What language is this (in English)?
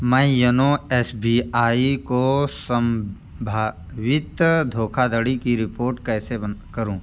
Hindi